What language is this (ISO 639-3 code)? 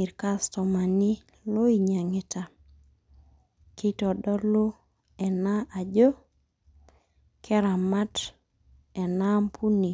mas